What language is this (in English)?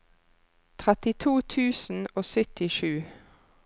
Norwegian